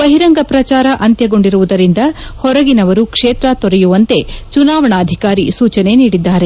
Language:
Kannada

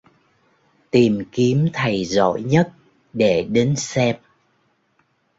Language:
Vietnamese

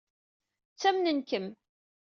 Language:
Kabyle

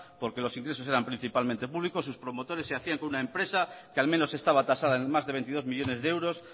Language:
Spanish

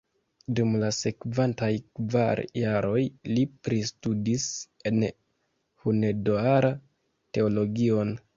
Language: Esperanto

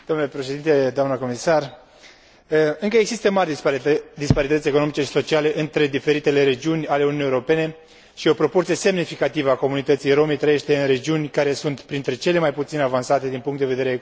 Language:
Romanian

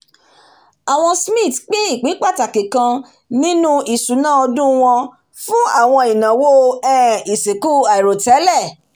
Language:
Yoruba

